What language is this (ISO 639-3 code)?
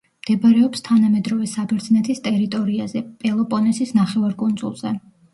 kat